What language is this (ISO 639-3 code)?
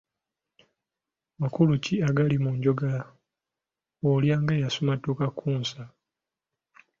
lug